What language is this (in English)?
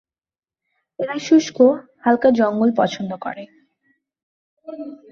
Bangla